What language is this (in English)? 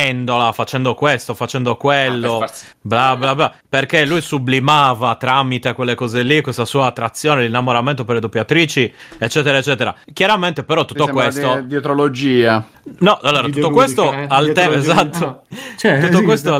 Italian